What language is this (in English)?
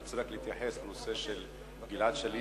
Hebrew